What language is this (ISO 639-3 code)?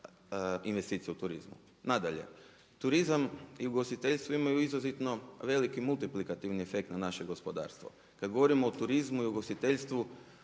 hrv